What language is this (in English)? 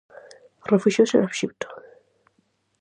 Galician